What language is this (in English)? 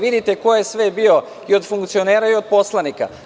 Serbian